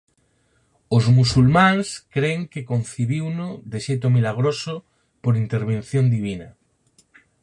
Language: Galician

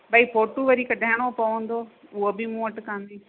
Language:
Sindhi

